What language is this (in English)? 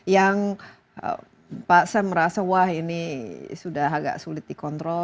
Indonesian